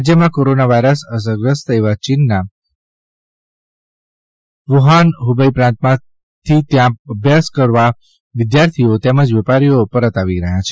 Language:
Gujarati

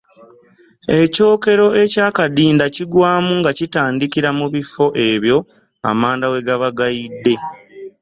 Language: Ganda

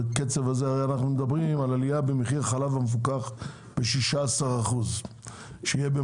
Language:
Hebrew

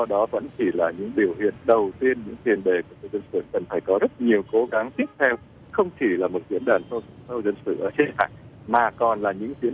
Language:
Vietnamese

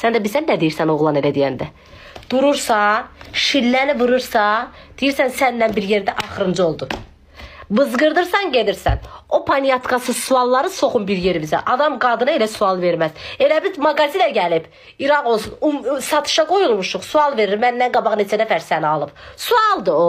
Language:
Turkish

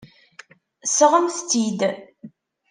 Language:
Kabyle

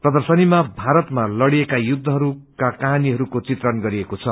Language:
Nepali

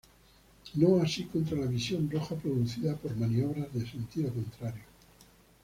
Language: Spanish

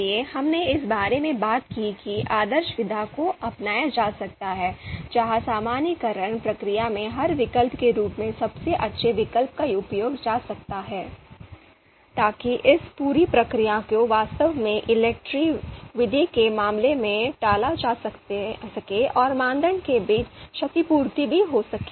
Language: Hindi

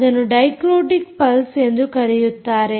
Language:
Kannada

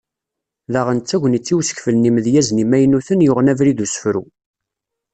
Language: Kabyle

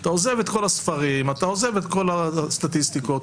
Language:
Hebrew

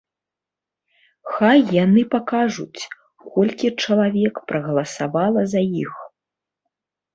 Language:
Belarusian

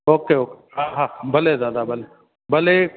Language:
Sindhi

